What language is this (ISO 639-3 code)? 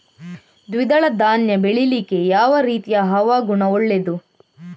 kan